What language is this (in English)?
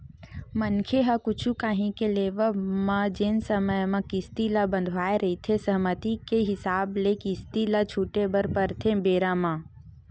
Chhattisgarhi